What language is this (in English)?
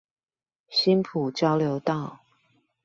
Chinese